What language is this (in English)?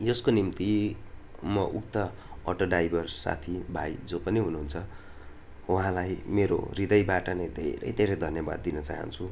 Nepali